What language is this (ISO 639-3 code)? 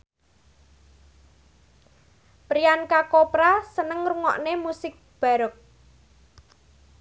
jav